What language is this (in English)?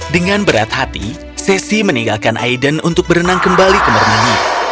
Indonesian